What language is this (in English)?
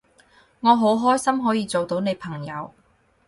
Cantonese